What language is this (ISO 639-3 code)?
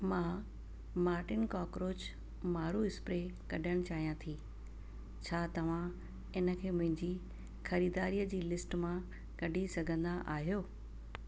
snd